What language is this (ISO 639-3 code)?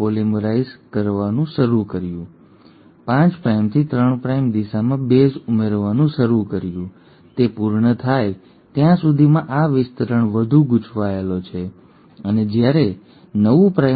guj